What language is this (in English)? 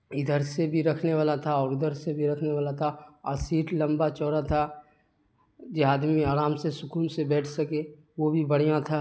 Urdu